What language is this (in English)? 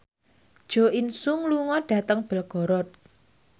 Javanese